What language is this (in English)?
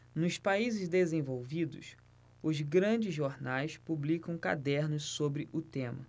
Portuguese